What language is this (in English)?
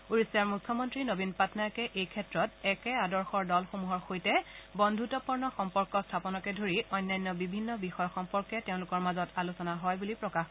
Assamese